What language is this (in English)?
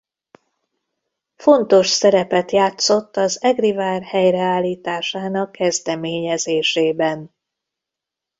Hungarian